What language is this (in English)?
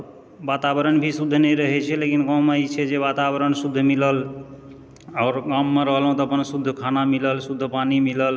Maithili